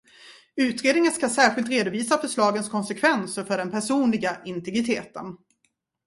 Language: Swedish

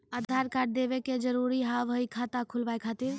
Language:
Maithili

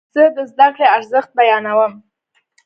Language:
Pashto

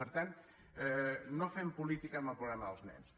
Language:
Catalan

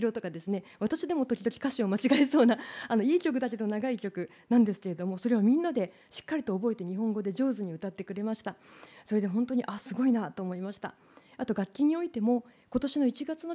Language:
Japanese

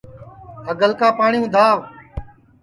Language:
Sansi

